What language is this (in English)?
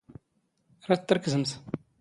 Standard Moroccan Tamazight